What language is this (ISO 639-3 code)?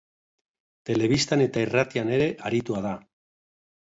eus